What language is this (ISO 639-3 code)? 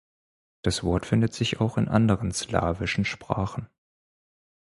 deu